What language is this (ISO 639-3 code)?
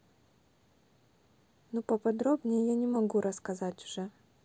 rus